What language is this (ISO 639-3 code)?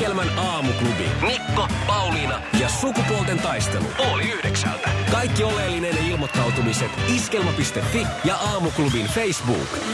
fin